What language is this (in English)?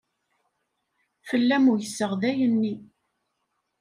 Kabyle